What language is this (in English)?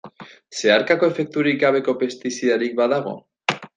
Basque